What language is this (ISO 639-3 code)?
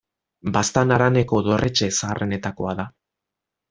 eus